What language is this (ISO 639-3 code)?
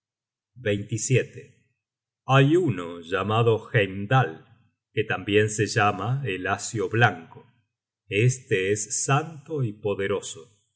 spa